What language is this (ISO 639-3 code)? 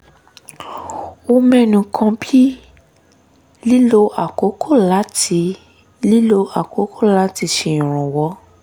yor